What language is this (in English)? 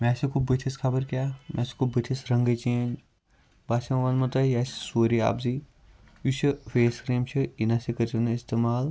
Kashmiri